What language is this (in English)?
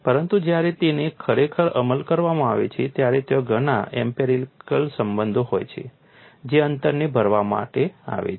Gujarati